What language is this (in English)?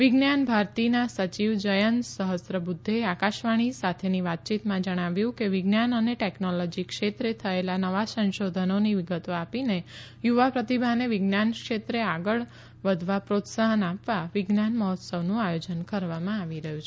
Gujarati